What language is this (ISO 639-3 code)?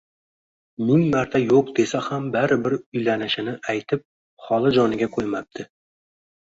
uzb